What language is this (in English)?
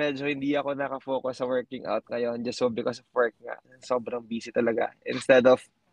Filipino